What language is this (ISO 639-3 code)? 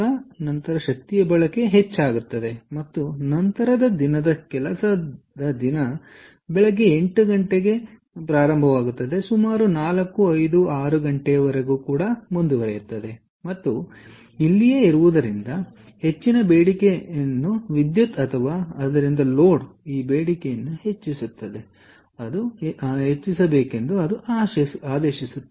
kan